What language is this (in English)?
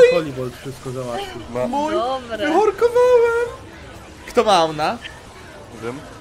Polish